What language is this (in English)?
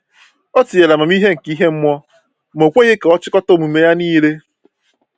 Igbo